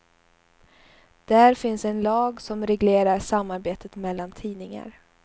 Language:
Swedish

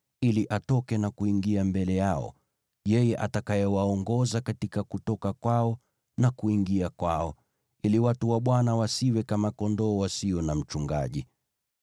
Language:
Swahili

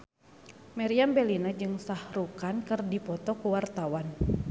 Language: Sundanese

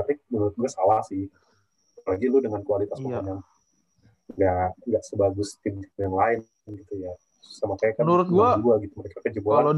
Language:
Indonesian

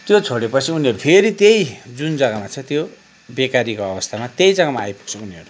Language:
Nepali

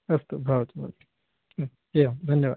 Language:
Sanskrit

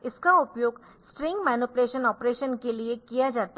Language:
Hindi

